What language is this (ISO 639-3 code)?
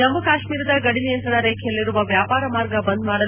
kan